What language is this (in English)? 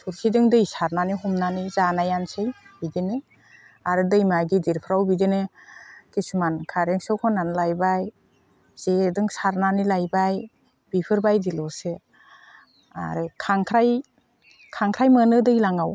Bodo